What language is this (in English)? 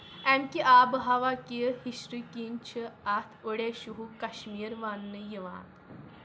Kashmiri